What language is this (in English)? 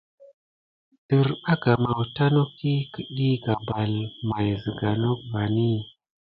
Gidar